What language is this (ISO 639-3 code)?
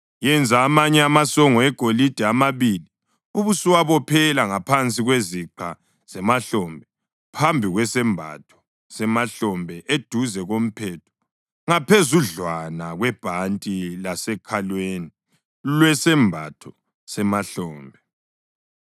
nde